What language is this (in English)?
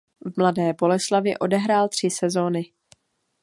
Czech